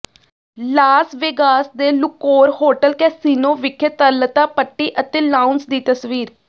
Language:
Punjabi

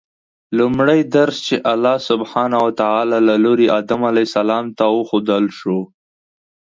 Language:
Pashto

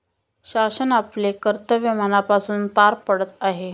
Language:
Marathi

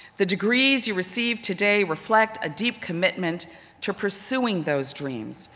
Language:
English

